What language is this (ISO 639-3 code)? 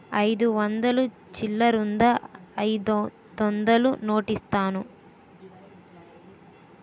tel